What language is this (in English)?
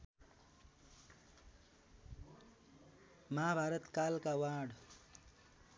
Nepali